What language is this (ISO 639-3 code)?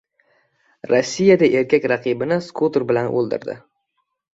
uzb